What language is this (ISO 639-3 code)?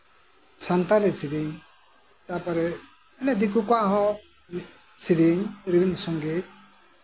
sat